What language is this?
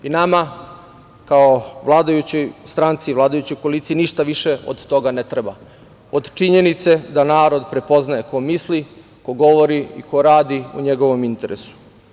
Serbian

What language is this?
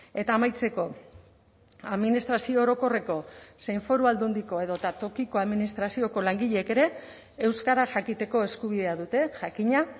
Basque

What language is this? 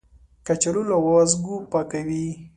Pashto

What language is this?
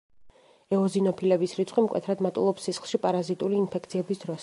Georgian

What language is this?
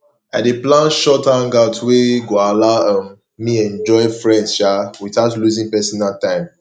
Nigerian Pidgin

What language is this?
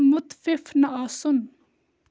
Kashmiri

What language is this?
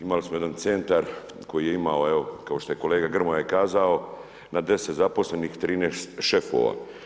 Croatian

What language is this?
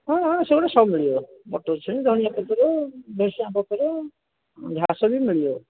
Odia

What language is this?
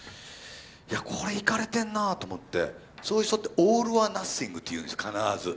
Japanese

